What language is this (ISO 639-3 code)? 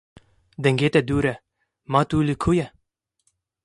kur